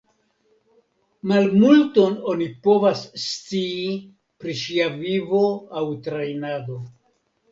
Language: Esperanto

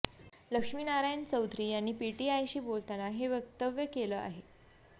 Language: Marathi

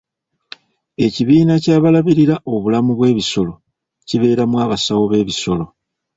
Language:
Ganda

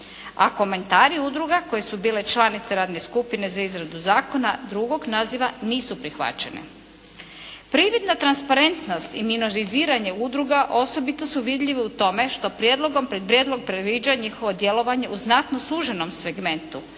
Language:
Croatian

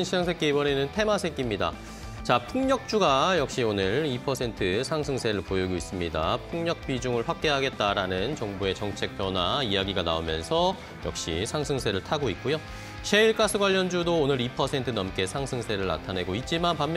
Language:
Korean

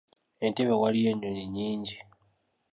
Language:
Ganda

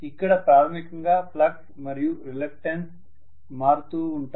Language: Telugu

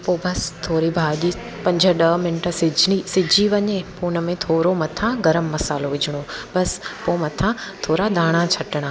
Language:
Sindhi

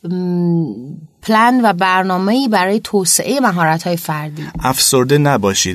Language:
Persian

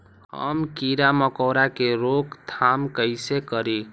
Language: Magahi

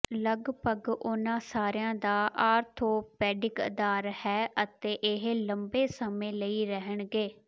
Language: Punjabi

